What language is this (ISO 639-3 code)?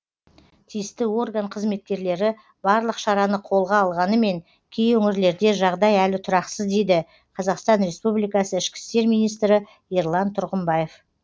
kaz